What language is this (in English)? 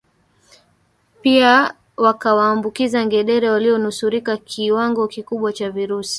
Swahili